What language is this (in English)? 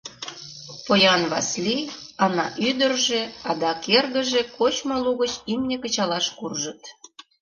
Mari